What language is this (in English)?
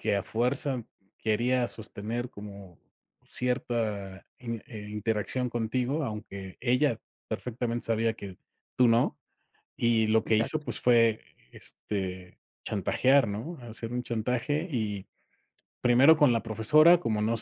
Spanish